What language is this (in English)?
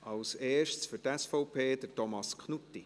Swiss German